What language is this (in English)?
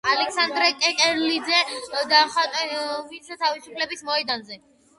Georgian